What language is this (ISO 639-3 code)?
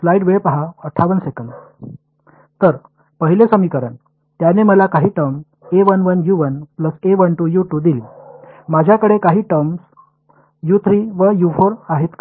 mar